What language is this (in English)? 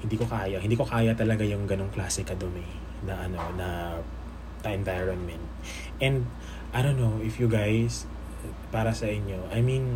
Filipino